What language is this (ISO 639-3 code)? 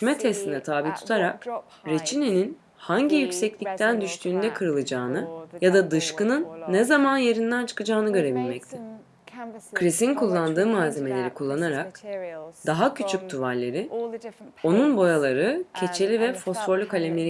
tur